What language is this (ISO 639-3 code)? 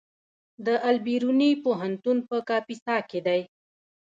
pus